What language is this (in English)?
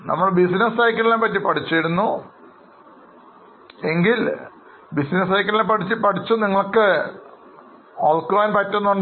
Malayalam